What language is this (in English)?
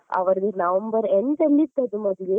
Kannada